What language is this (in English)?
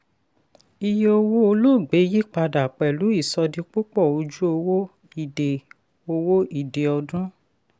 Yoruba